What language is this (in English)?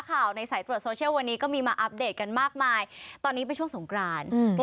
Thai